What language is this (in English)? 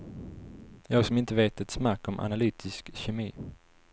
Swedish